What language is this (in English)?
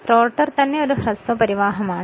Malayalam